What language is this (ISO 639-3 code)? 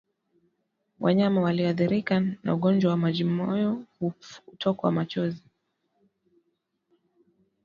swa